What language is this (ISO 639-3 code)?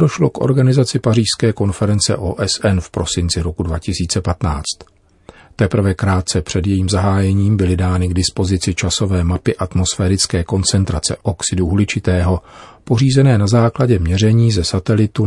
ces